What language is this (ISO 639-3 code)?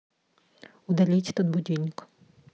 rus